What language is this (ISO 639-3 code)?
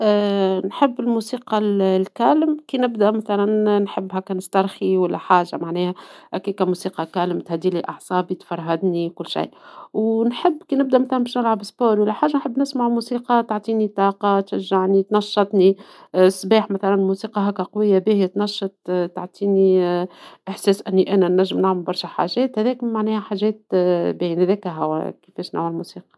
aeb